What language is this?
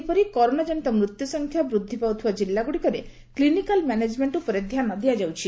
Odia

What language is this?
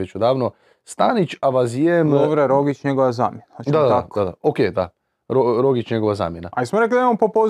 Croatian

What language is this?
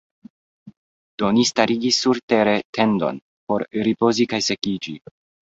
Esperanto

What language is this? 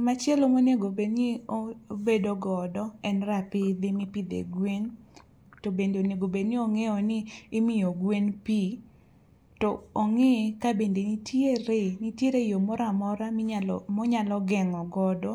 Luo (Kenya and Tanzania)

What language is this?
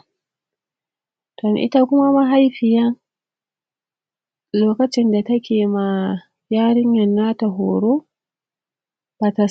Hausa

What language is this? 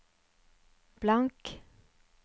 Norwegian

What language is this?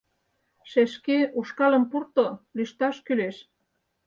Mari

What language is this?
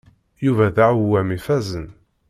Kabyle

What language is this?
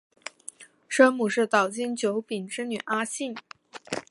Chinese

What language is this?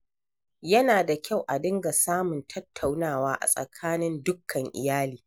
Hausa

